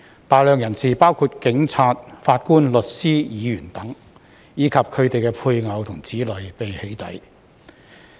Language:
Cantonese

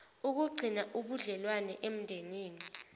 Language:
Zulu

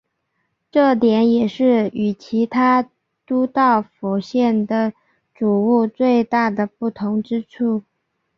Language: Chinese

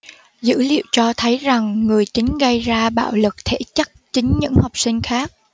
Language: Vietnamese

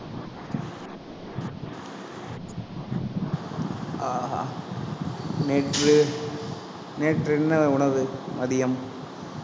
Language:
Tamil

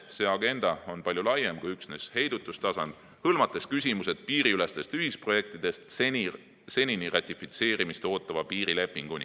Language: Estonian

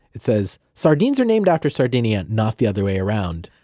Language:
English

